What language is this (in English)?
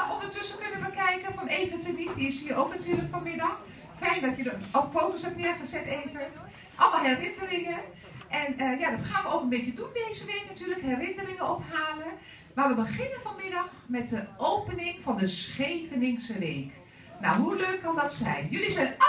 Dutch